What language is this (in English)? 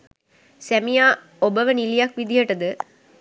Sinhala